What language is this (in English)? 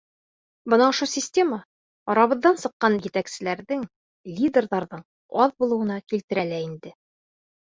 Bashkir